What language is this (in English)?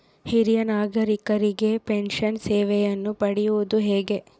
Kannada